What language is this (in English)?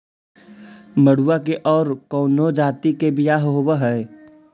Magahi